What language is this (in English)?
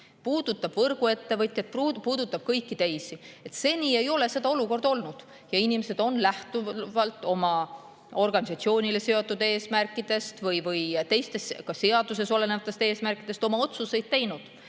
Estonian